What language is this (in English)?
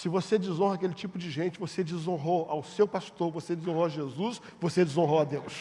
Portuguese